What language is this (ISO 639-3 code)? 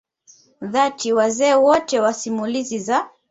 swa